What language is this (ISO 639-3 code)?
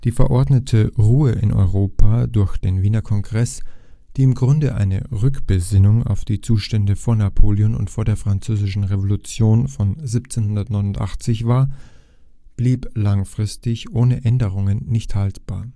deu